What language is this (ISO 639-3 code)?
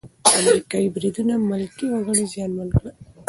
pus